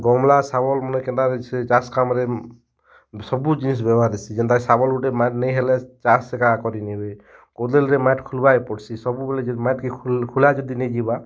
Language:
Odia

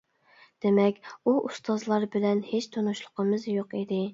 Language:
Uyghur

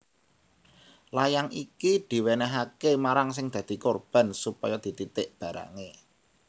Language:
Javanese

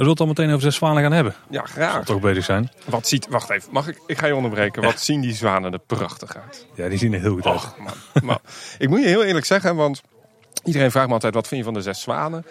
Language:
Dutch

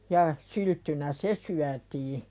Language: Finnish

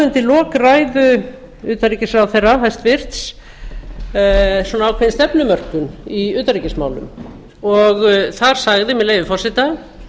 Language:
Icelandic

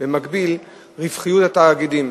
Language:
Hebrew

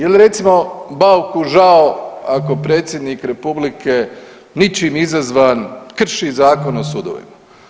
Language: Croatian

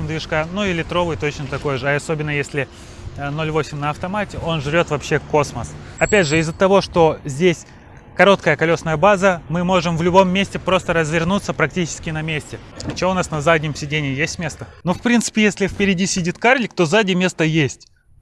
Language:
Russian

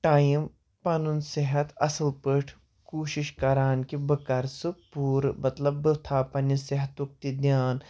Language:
Kashmiri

